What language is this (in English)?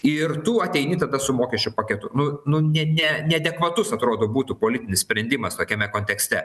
Lithuanian